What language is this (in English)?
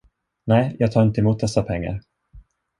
Swedish